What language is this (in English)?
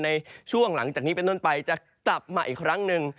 Thai